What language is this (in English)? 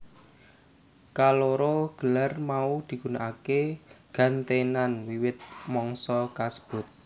Javanese